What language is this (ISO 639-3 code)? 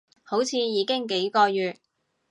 yue